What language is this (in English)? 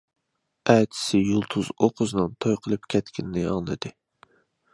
Uyghur